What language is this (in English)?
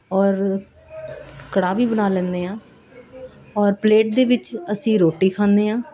Punjabi